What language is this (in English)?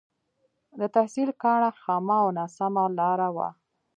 Pashto